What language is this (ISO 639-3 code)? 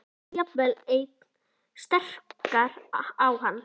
isl